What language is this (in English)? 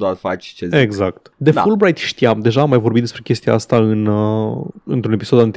Romanian